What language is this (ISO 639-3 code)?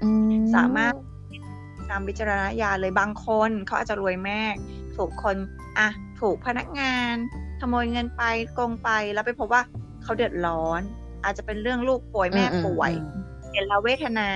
tha